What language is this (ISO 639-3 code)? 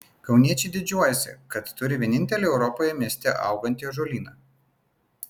lit